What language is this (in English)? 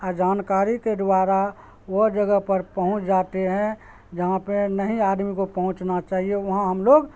Urdu